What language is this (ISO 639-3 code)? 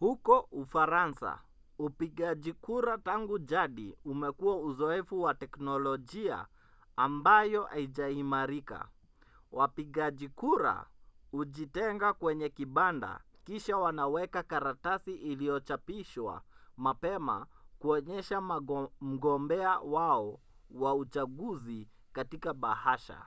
swa